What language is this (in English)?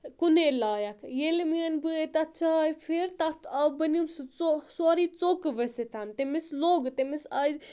Kashmiri